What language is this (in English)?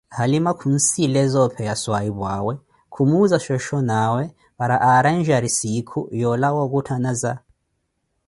Koti